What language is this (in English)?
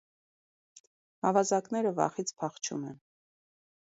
Armenian